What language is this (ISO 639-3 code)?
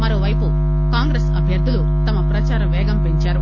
tel